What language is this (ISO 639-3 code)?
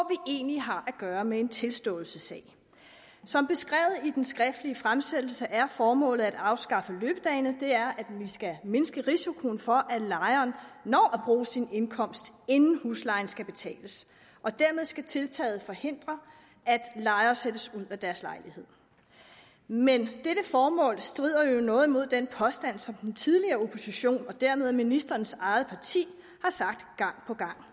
dan